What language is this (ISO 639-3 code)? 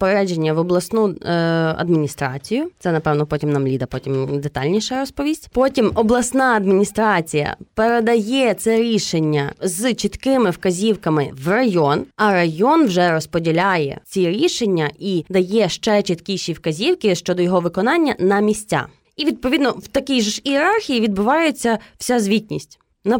ukr